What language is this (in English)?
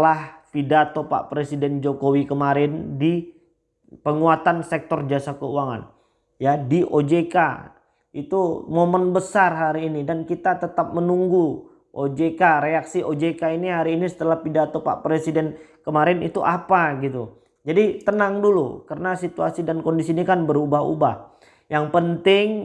Indonesian